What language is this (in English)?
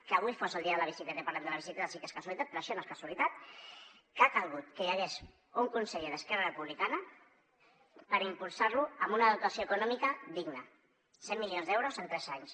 Catalan